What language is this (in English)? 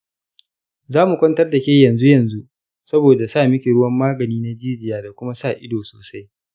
Hausa